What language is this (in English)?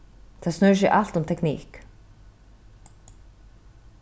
Faroese